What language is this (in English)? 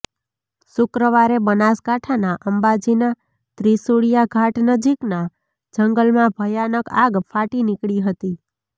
Gujarati